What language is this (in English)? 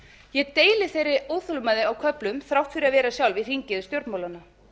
Icelandic